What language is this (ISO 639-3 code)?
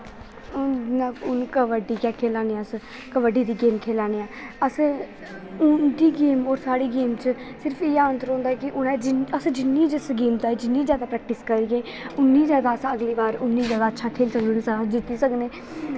doi